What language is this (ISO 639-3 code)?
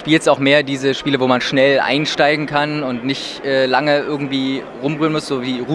deu